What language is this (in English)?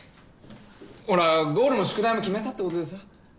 Japanese